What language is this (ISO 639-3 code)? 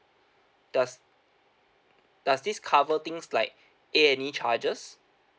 eng